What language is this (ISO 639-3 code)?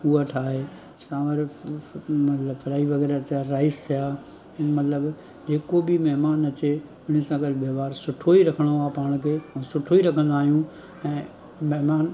snd